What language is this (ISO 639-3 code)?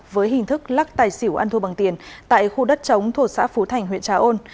vie